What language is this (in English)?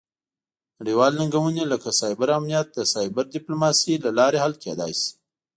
Pashto